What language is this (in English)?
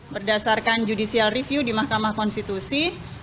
Indonesian